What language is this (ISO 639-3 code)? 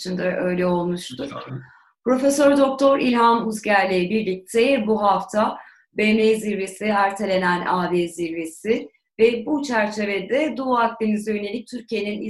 tur